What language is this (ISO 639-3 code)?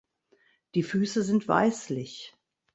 deu